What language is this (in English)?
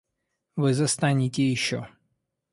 Russian